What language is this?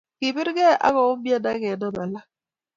Kalenjin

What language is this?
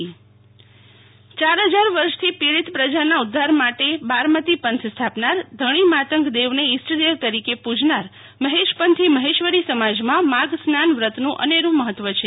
Gujarati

